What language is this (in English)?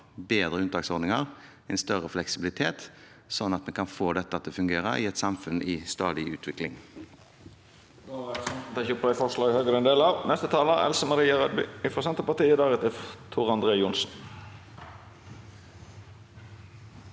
Norwegian